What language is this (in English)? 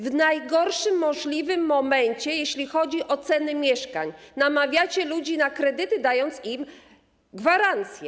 Polish